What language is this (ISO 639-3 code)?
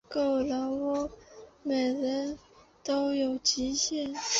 zho